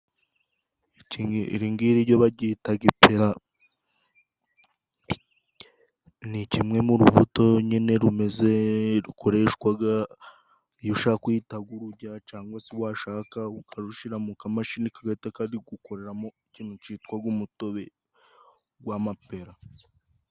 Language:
Kinyarwanda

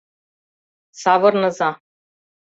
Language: Mari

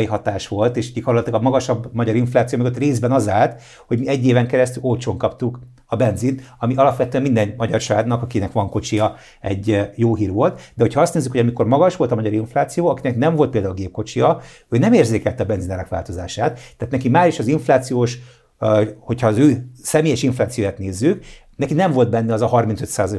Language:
Hungarian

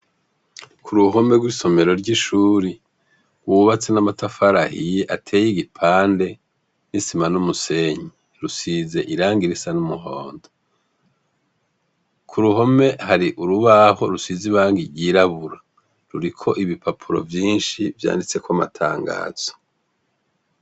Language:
Rundi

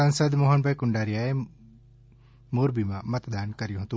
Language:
Gujarati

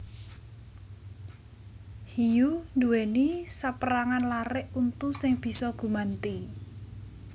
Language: Javanese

